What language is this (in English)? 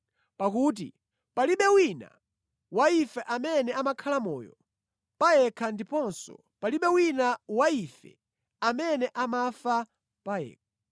Nyanja